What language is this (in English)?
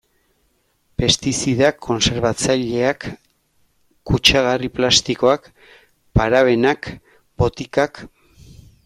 Basque